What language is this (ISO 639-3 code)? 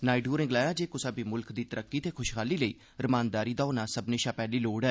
doi